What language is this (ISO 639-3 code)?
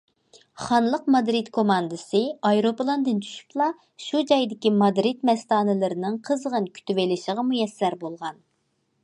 uig